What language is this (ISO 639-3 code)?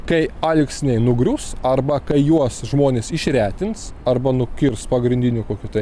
lit